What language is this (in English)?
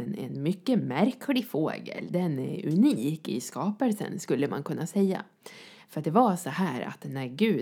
Swedish